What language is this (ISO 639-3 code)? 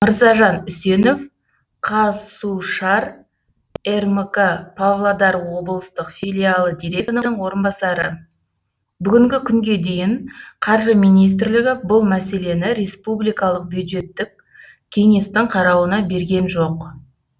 kaz